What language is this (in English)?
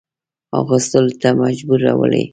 Pashto